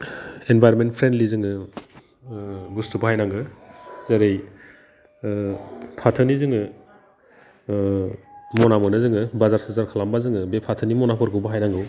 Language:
Bodo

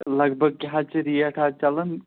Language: Kashmiri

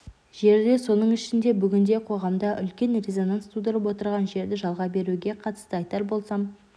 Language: Kazakh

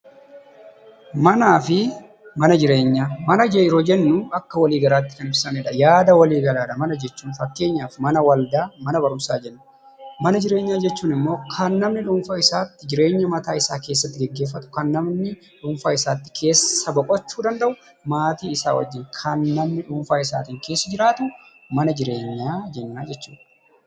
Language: Oromo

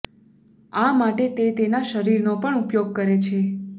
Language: Gujarati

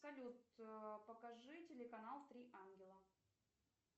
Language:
Russian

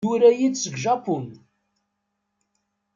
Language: Kabyle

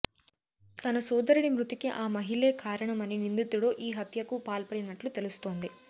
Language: Telugu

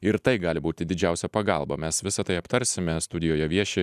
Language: Lithuanian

